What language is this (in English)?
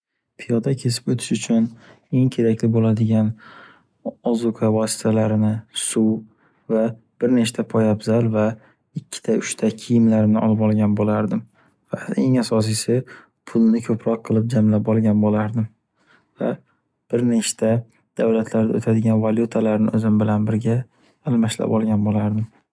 Uzbek